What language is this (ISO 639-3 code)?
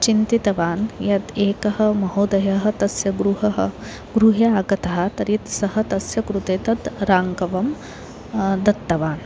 san